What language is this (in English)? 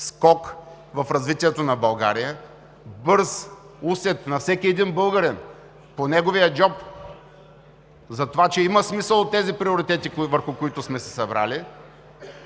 Bulgarian